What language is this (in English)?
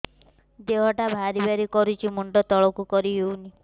Odia